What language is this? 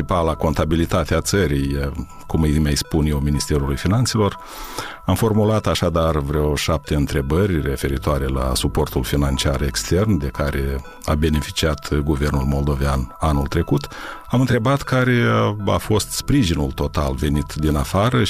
Romanian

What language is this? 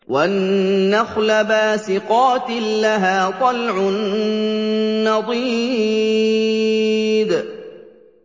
Arabic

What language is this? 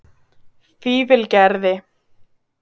Icelandic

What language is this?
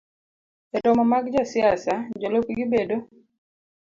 Luo (Kenya and Tanzania)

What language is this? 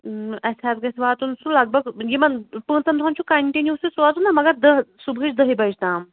Kashmiri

